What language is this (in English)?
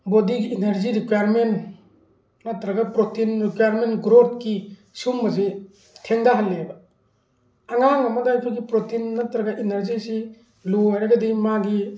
Manipuri